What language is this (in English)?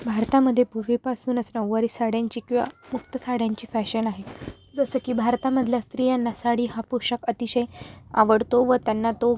Marathi